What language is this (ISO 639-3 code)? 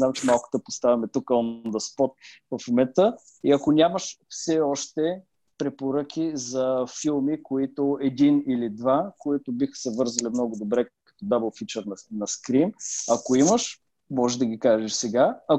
bul